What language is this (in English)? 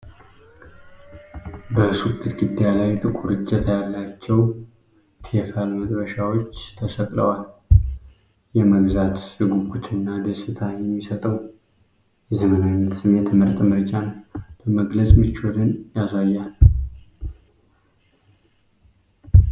Amharic